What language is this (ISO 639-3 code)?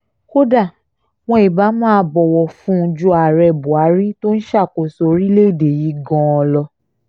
yor